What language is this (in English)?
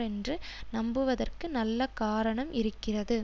Tamil